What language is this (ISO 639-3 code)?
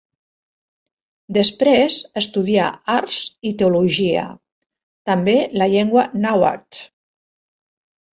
cat